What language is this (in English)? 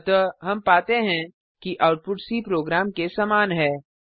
Hindi